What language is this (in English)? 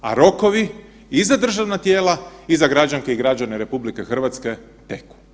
Croatian